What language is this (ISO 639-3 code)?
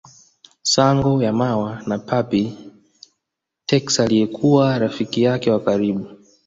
swa